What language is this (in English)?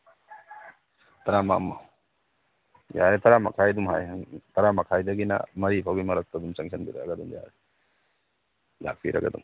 Manipuri